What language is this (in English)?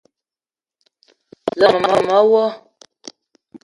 Eton (Cameroon)